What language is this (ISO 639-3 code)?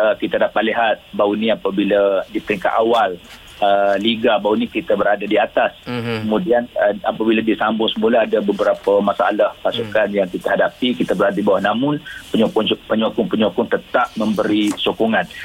msa